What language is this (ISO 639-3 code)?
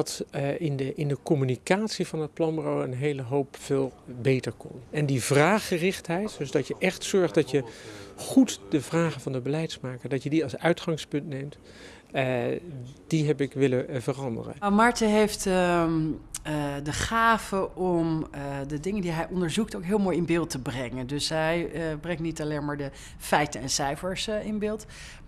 nld